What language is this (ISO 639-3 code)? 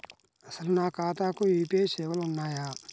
tel